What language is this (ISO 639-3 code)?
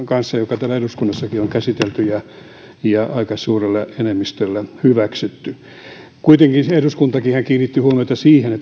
fin